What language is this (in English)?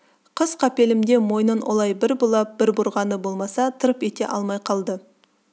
Kazakh